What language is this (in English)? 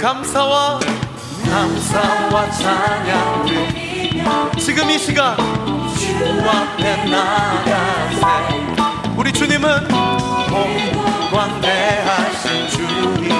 Korean